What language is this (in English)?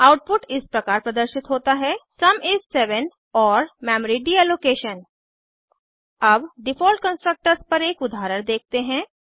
Hindi